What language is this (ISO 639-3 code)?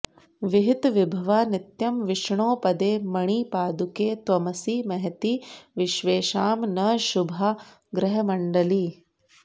san